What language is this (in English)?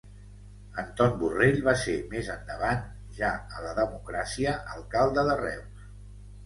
Catalan